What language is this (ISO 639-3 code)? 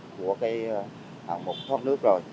vie